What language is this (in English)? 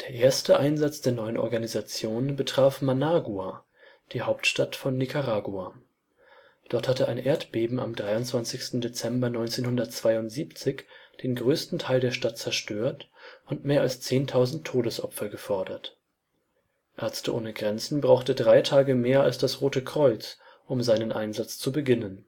German